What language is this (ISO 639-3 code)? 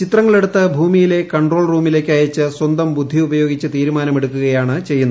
mal